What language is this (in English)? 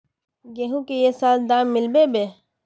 Magahi